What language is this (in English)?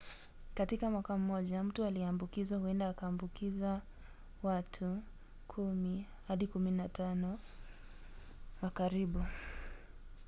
Swahili